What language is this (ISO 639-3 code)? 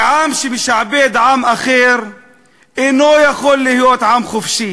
heb